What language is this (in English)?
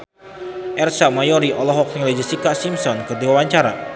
Sundanese